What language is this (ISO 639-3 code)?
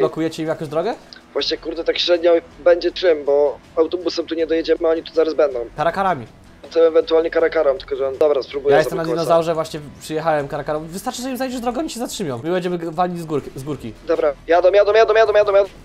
pol